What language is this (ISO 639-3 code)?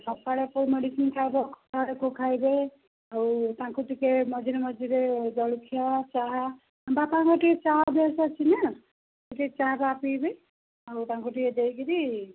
ori